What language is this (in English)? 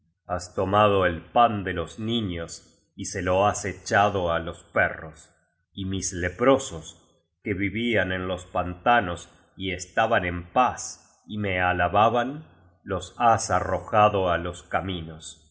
Spanish